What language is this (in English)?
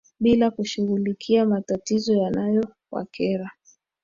Swahili